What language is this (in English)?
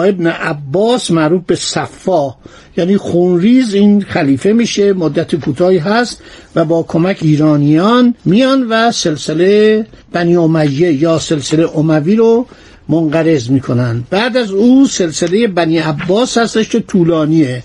Persian